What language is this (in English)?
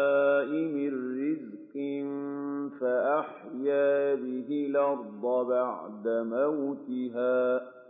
Arabic